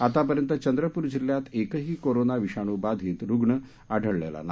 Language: Marathi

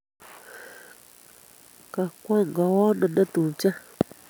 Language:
Kalenjin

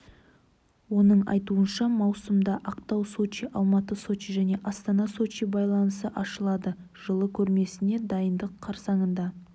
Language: Kazakh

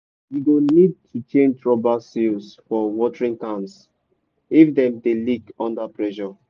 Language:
Nigerian Pidgin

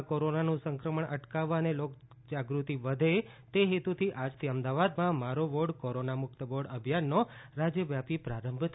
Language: Gujarati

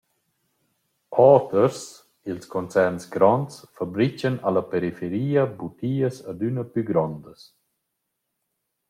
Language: Romansh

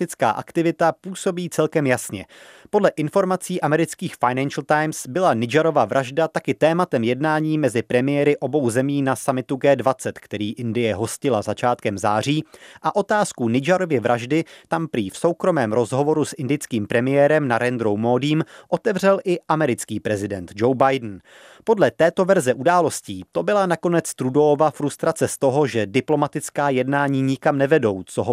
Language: Czech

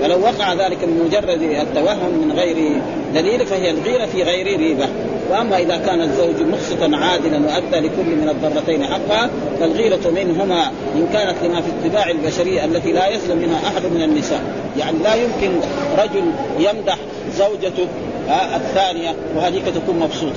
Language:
Arabic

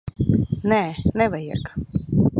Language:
Latvian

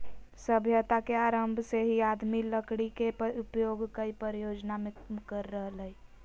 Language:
Magahi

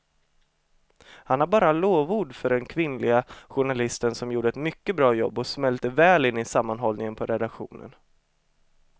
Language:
Swedish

